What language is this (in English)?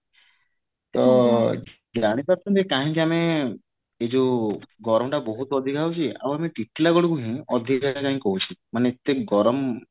Odia